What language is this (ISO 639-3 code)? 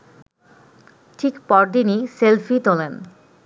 ben